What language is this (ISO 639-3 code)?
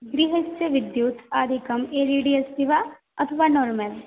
san